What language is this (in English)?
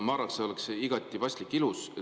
Estonian